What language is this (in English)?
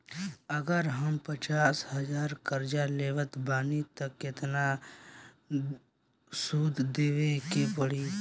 Bhojpuri